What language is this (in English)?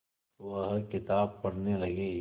Hindi